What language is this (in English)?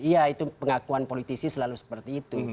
Indonesian